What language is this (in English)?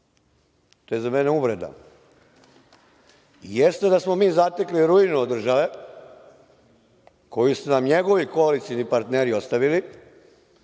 Serbian